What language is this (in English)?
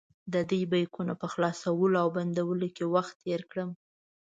Pashto